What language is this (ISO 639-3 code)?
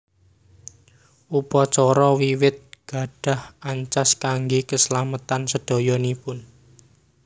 jav